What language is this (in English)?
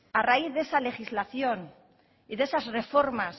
Spanish